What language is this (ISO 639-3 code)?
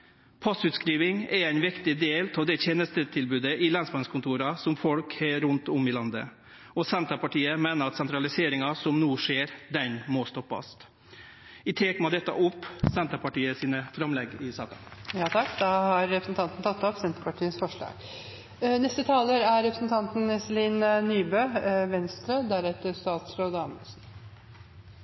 nor